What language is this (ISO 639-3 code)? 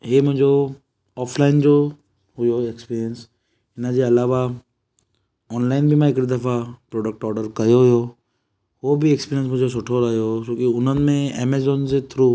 snd